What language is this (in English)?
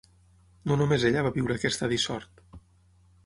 Catalan